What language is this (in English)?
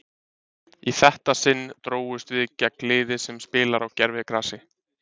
Icelandic